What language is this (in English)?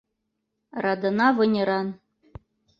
Mari